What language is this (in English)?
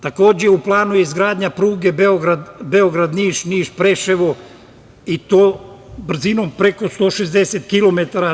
Serbian